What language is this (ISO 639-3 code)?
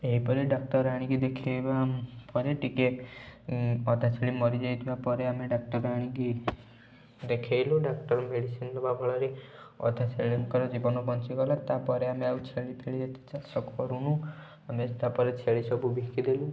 ori